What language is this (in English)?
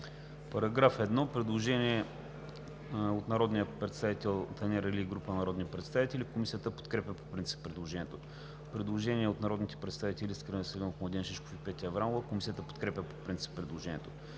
Bulgarian